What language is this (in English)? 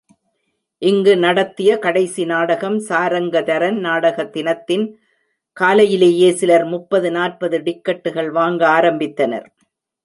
Tamil